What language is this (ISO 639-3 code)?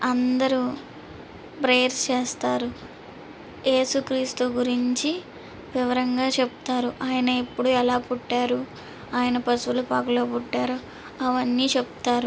tel